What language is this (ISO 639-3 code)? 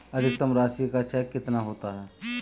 hin